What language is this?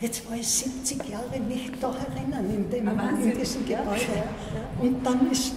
German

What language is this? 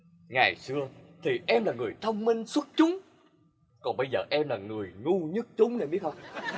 Vietnamese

